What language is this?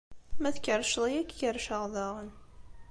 Kabyle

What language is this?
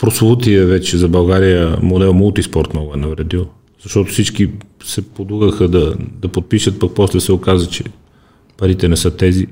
Bulgarian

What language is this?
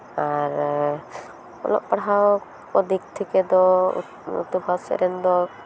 Santali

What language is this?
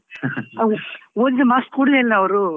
Kannada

